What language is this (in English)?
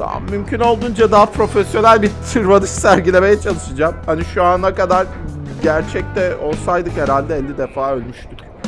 Turkish